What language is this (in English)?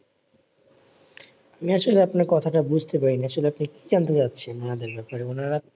Bangla